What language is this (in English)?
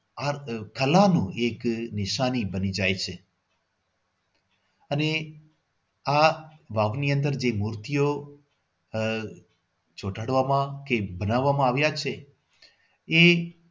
Gujarati